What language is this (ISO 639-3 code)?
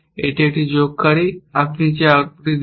ben